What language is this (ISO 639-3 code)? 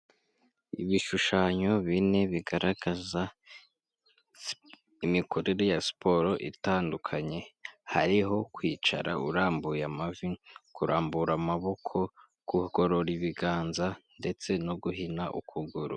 kin